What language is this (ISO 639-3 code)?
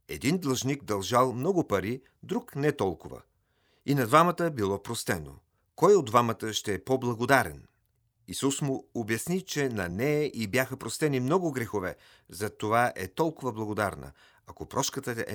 bul